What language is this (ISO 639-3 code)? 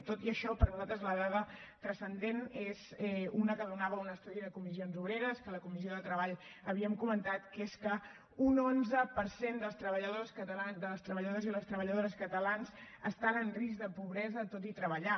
cat